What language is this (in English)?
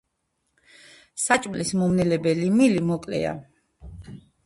Georgian